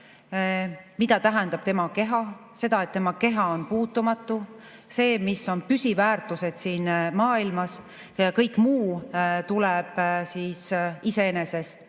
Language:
Estonian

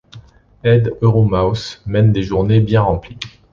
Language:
French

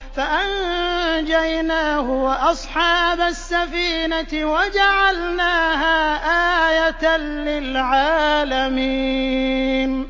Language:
Arabic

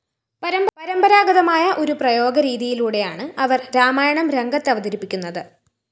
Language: Malayalam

